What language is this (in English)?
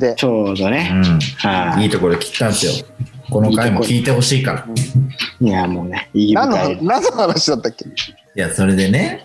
Japanese